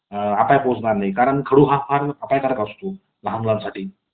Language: Marathi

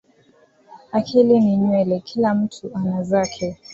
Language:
Swahili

